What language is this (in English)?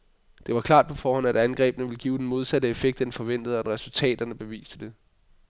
Danish